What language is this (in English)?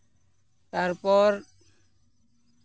Santali